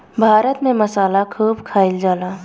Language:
Bhojpuri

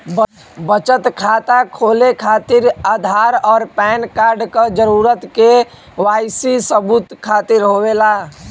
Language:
Bhojpuri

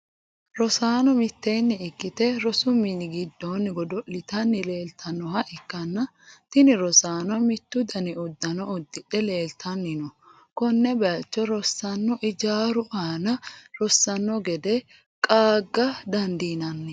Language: Sidamo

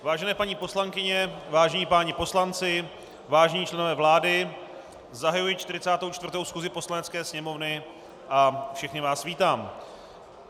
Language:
Czech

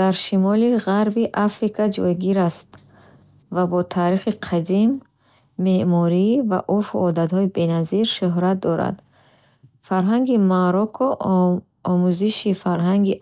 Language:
Bukharic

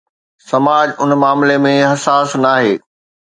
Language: Sindhi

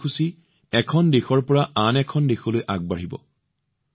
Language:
Assamese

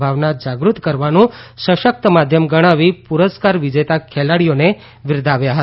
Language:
Gujarati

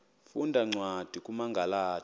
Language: Xhosa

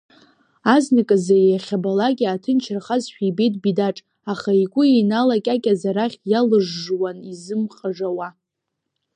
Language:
Abkhazian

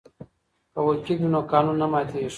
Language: Pashto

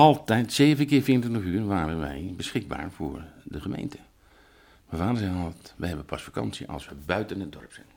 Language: Dutch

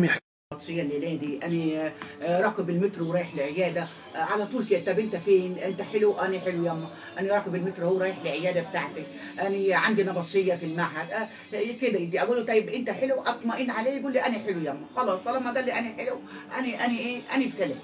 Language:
Arabic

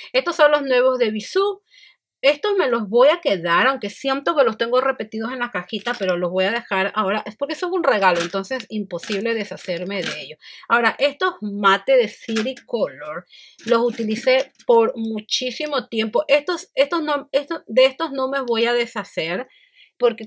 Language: Spanish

